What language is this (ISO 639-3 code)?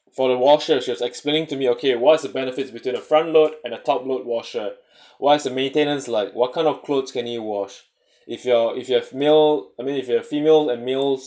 eng